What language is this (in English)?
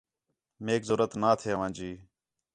Khetrani